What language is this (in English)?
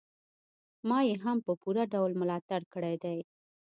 Pashto